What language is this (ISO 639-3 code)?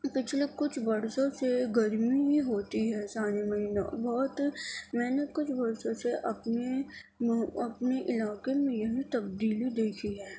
urd